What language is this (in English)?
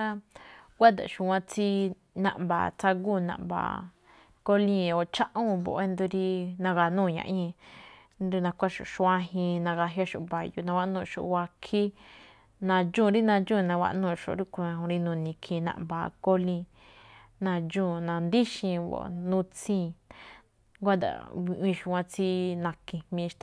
Malinaltepec Me'phaa